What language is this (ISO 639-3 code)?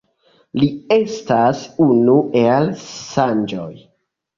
epo